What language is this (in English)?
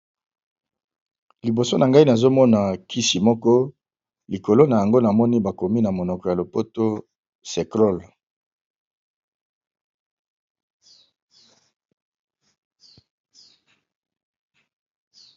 Lingala